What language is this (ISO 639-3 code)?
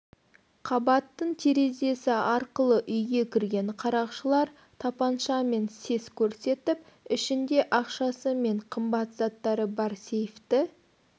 kaz